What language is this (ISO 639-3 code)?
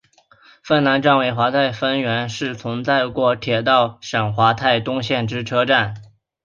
zho